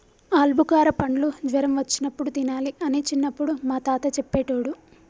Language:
Telugu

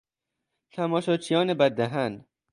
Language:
Persian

